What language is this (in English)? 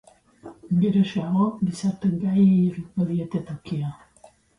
Basque